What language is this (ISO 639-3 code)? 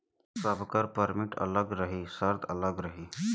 bho